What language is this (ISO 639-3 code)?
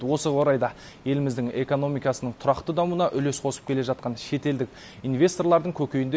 kaz